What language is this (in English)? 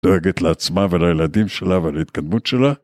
Hebrew